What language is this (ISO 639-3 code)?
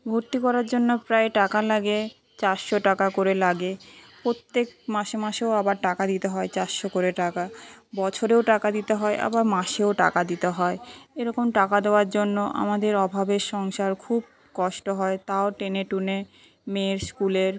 ben